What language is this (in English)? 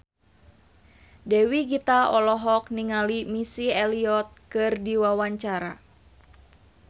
Sundanese